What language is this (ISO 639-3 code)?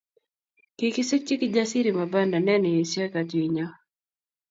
kln